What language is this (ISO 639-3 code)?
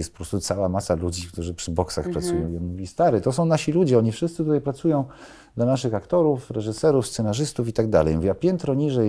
pol